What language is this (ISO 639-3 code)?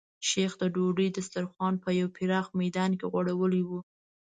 pus